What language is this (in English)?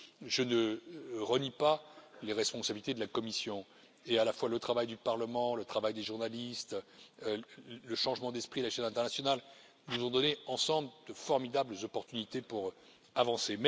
French